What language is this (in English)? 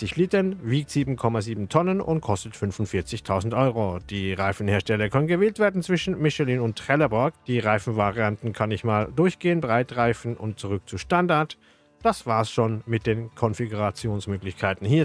German